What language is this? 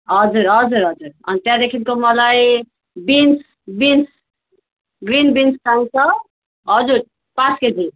Nepali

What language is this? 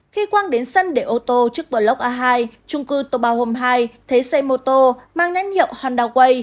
Vietnamese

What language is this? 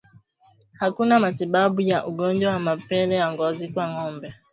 Swahili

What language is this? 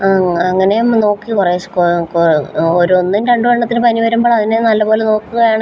Malayalam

